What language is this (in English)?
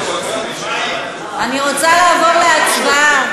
Hebrew